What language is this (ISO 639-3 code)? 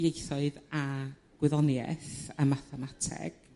cym